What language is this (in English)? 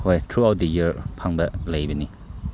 Manipuri